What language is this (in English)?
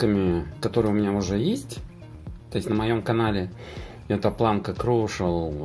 Russian